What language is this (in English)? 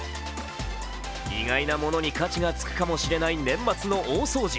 Japanese